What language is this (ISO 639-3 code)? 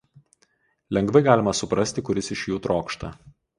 lit